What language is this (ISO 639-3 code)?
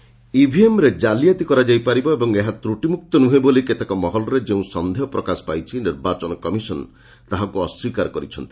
ori